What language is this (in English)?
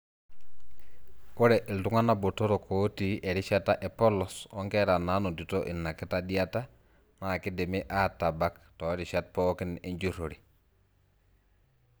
Masai